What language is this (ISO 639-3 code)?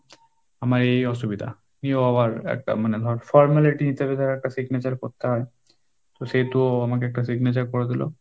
ben